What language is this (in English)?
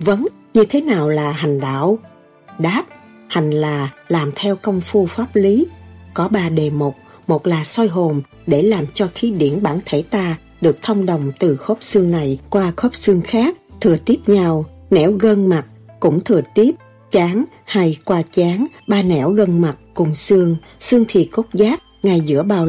Vietnamese